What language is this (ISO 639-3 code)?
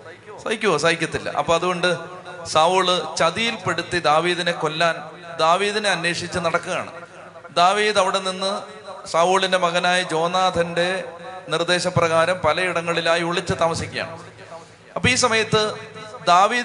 mal